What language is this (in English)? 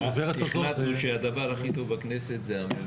Hebrew